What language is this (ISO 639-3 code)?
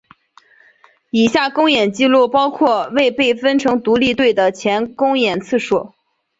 zho